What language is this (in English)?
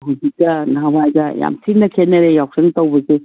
Manipuri